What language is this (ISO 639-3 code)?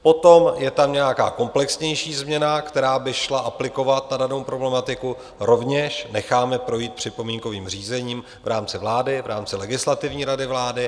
ces